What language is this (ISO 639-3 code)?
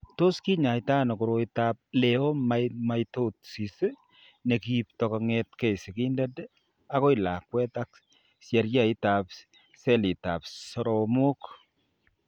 kln